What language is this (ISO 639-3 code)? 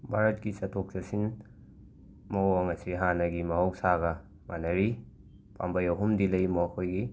mni